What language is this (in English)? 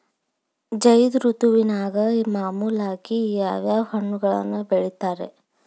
Kannada